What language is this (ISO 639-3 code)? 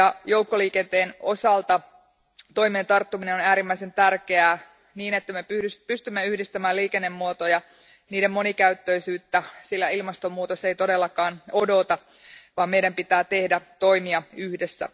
fin